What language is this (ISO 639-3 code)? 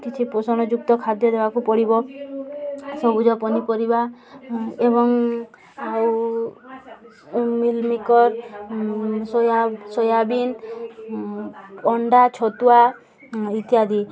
ori